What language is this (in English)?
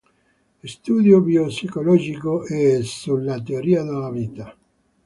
Italian